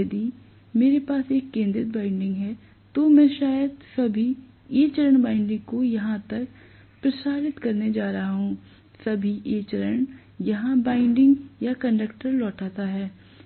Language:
Hindi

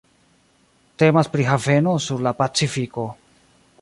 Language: Esperanto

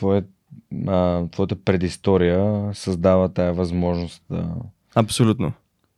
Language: Bulgarian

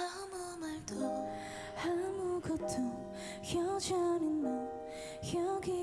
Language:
Korean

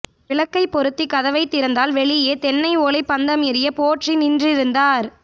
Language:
Tamil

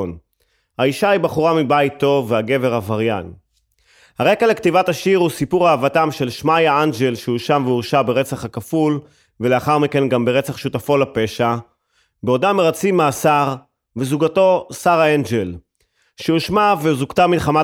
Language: Hebrew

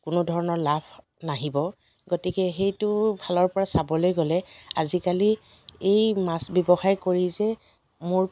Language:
Assamese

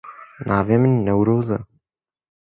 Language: Kurdish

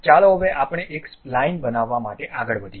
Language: Gujarati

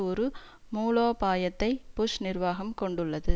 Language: Tamil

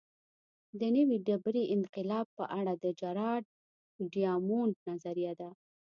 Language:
Pashto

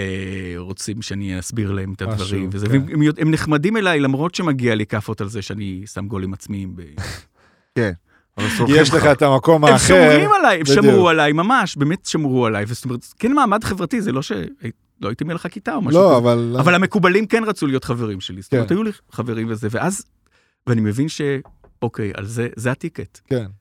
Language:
Hebrew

